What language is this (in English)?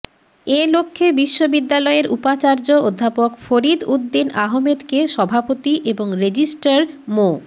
Bangla